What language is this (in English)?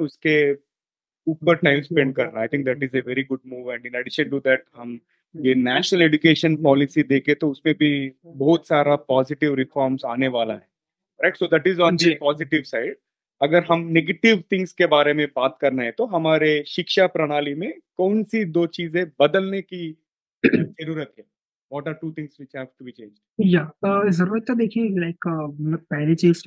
Hindi